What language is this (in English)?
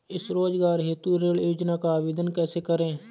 Hindi